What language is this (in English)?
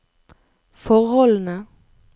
Norwegian